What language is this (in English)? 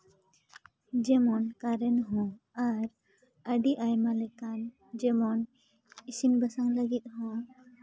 Santali